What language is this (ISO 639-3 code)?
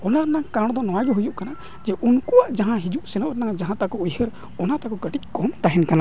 sat